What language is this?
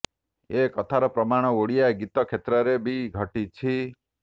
Odia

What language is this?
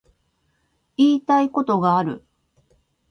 Japanese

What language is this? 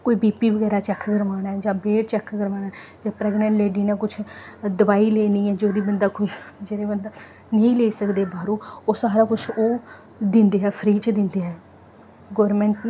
Dogri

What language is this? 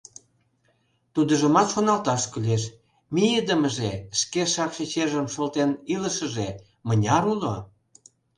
Mari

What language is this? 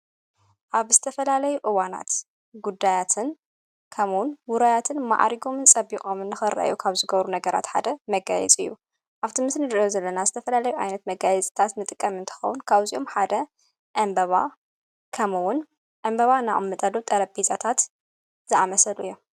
Tigrinya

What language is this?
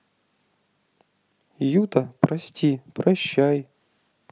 Russian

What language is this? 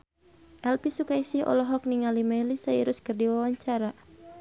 Sundanese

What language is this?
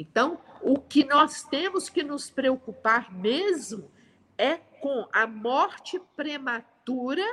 Portuguese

